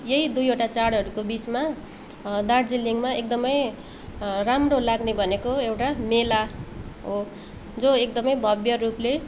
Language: Nepali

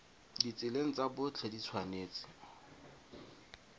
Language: Tswana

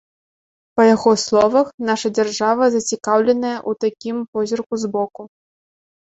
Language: Belarusian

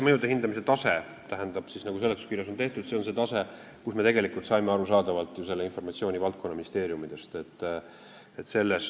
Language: Estonian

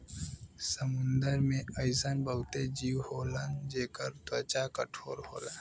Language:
Bhojpuri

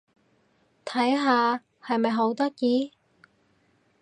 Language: Cantonese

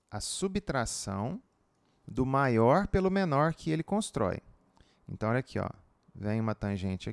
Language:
Portuguese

